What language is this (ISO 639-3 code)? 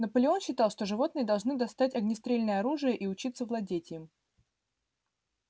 rus